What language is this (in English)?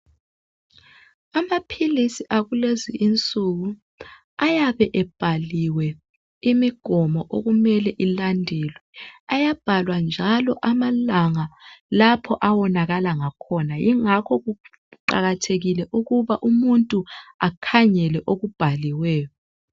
North Ndebele